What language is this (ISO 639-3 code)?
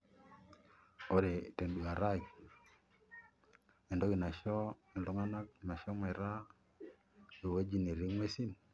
mas